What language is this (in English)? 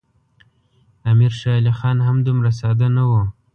Pashto